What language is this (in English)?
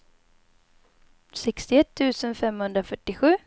Swedish